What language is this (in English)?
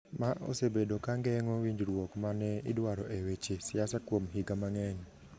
Luo (Kenya and Tanzania)